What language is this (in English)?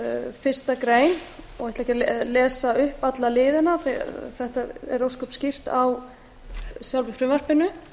Icelandic